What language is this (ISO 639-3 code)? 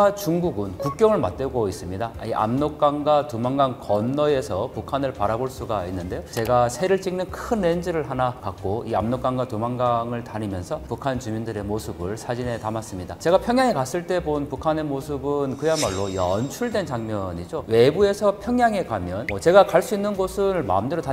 kor